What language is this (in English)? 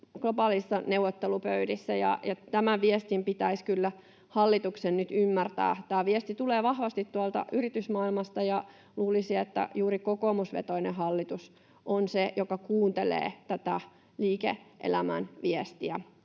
Finnish